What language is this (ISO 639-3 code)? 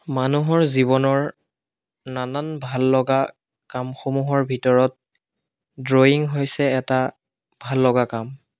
asm